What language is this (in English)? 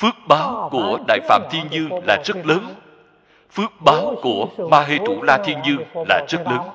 Vietnamese